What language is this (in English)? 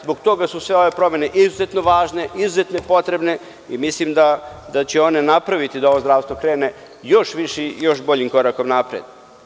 Serbian